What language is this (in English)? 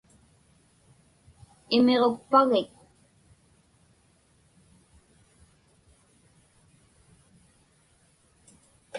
Inupiaq